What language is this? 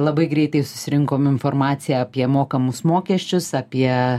Lithuanian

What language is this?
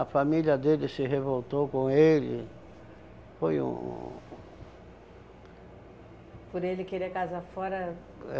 Portuguese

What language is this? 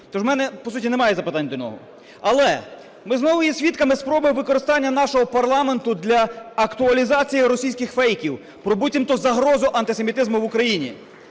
Ukrainian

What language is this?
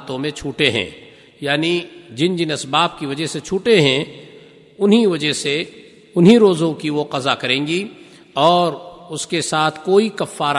Urdu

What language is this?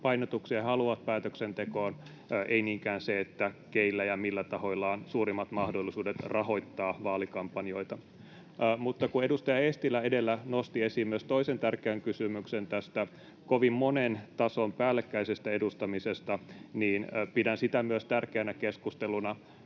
Finnish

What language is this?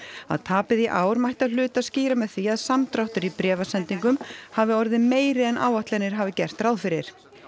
Icelandic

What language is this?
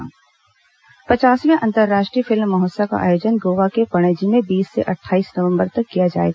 Hindi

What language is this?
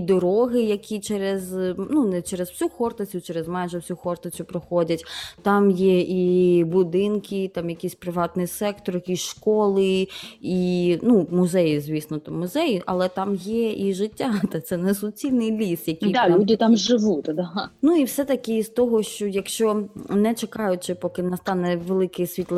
Ukrainian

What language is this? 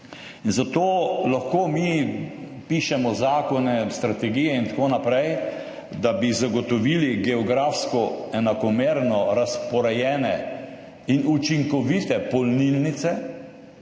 Slovenian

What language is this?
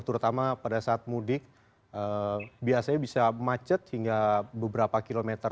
Indonesian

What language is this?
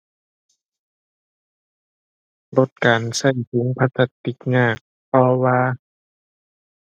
Thai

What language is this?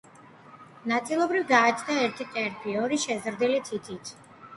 Georgian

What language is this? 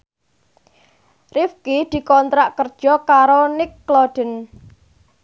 Javanese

